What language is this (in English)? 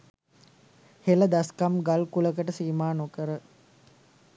Sinhala